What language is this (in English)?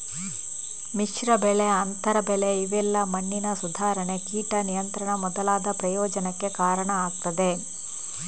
Kannada